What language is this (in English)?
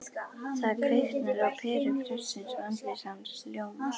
Icelandic